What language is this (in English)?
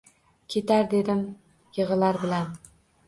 Uzbek